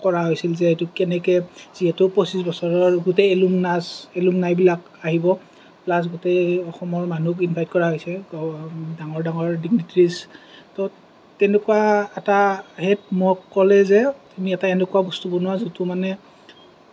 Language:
Assamese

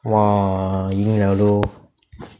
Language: English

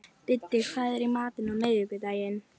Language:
Icelandic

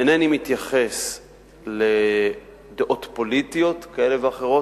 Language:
Hebrew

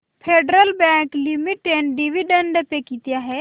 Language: Marathi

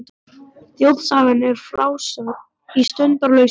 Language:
Icelandic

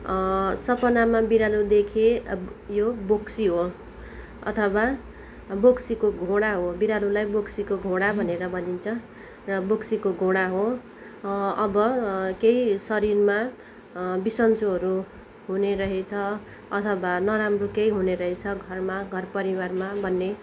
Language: Nepali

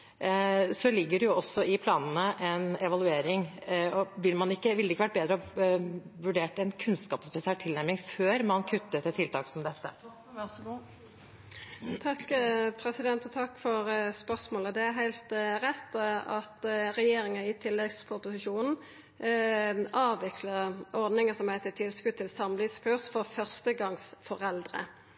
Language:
Norwegian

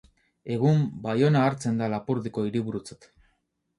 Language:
Basque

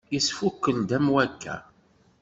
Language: Kabyle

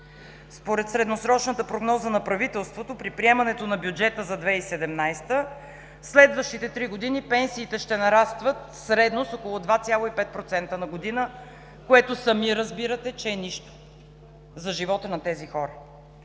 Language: Bulgarian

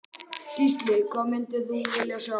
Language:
Icelandic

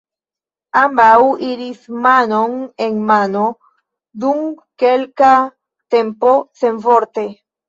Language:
Esperanto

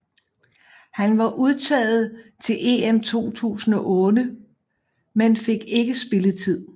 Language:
Danish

